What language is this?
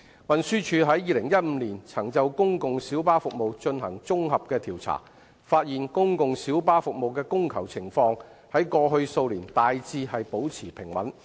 Cantonese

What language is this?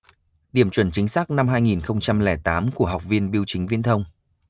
Vietnamese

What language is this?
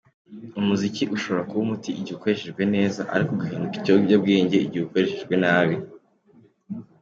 Kinyarwanda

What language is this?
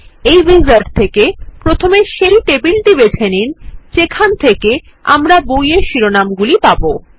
Bangla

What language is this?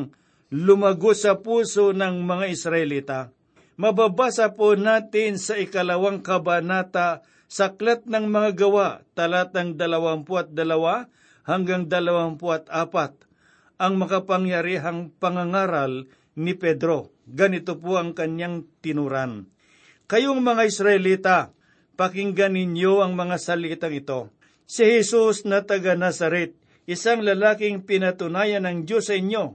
Filipino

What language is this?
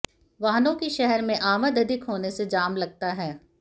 Hindi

